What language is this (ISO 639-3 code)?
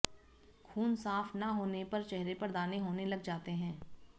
hin